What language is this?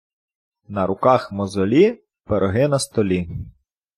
Ukrainian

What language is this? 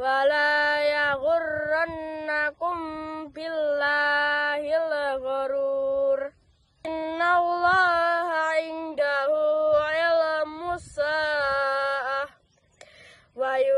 Indonesian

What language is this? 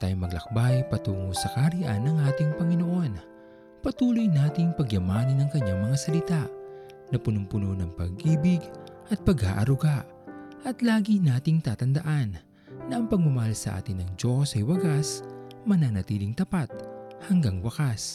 Filipino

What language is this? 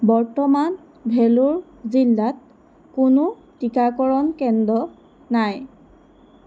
Assamese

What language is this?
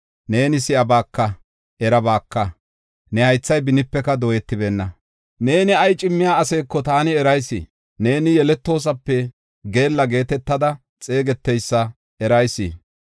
Gofa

